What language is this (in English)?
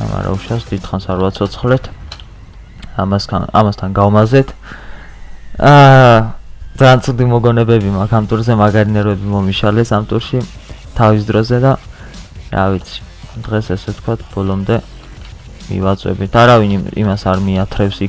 Romanian